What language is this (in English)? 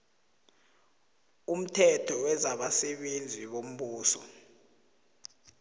South Ndebele